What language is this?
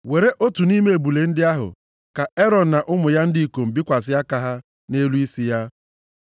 Igbo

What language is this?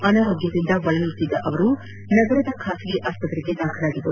Kannada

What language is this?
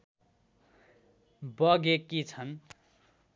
Nepali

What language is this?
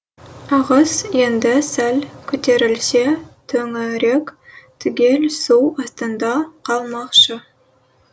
Kazakh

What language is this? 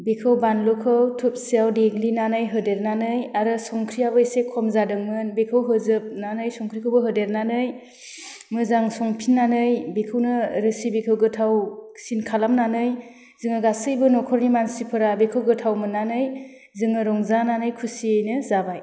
Bodo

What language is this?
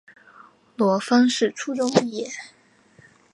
Chinese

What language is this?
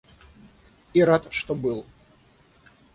Russian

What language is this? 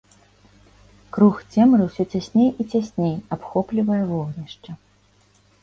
Belarusian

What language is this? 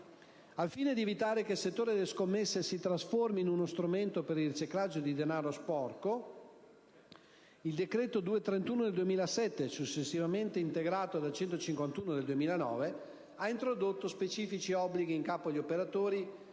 Italian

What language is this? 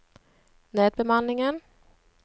Norwegian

